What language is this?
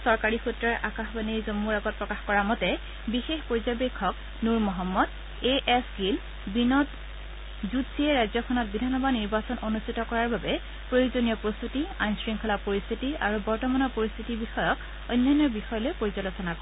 Assamese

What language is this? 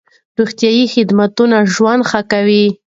Pashto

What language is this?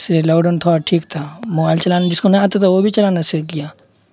Urdu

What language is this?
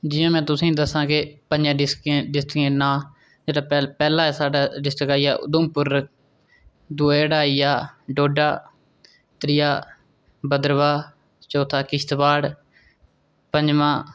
Dogri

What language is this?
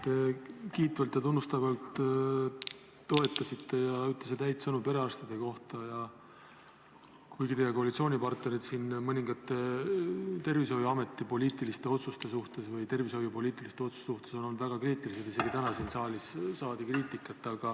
Estonian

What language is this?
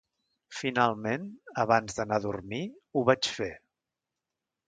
Catalan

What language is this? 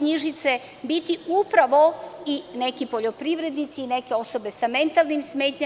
Serbian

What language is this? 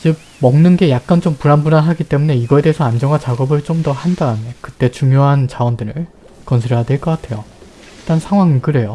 Korean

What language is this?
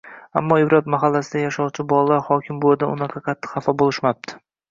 Uzbek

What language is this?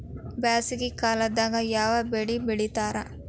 Kannada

